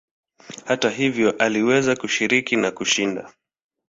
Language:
Swahili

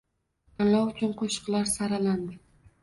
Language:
Uzbek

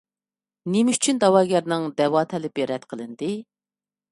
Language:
Uyghur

